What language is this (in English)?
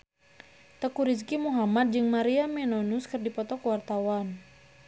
Sundanese